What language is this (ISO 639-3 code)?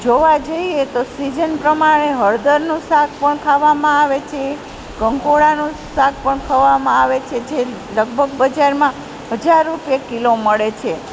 guj